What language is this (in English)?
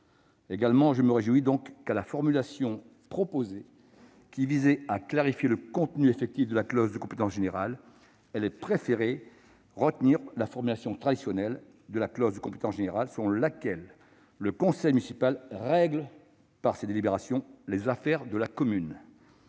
French